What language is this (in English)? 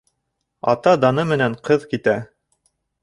Bashkir